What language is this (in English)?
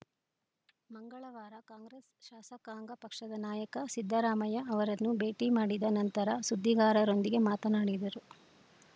Kannada